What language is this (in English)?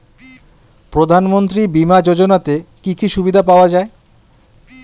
Bangla